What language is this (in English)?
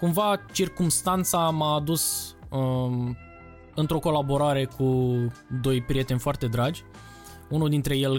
Romanian